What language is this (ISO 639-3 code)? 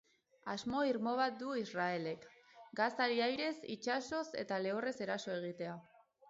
eus